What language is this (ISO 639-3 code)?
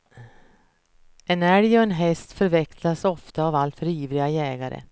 swe